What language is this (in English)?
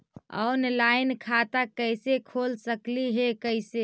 Magahi